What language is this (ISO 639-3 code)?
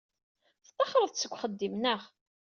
kab